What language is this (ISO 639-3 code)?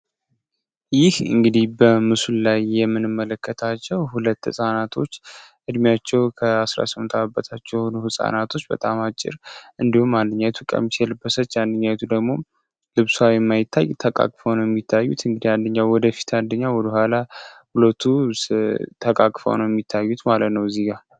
amh